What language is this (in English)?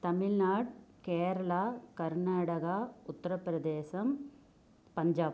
Tamil